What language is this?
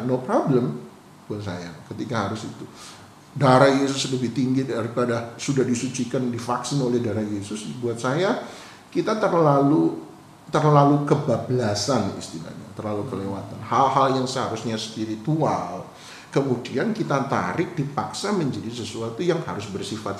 Indonesian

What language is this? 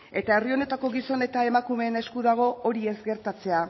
Basque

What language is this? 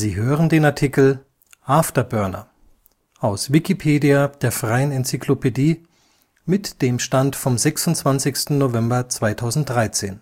German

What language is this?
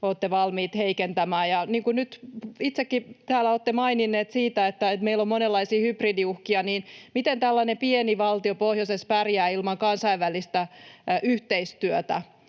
Finnish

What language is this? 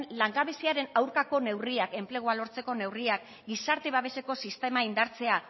Basque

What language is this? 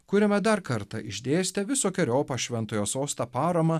Lithuanian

